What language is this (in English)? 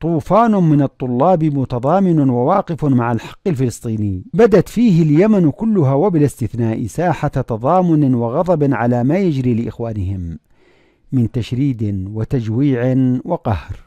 Arabic